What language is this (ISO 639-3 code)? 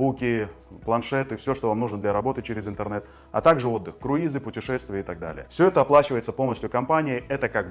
rus